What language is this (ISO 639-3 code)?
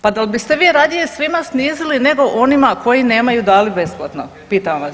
hrv